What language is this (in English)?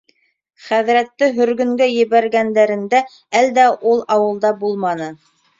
Bashkir